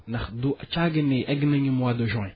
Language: Wolof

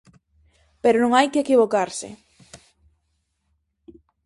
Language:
Galician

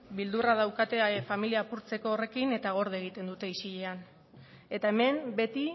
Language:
Basque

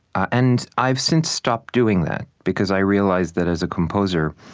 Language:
English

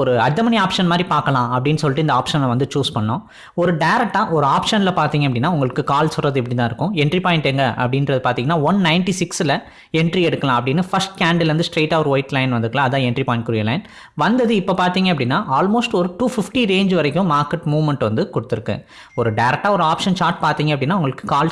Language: Tamil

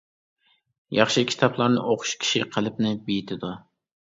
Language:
Uyghur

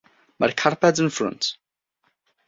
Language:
Welsh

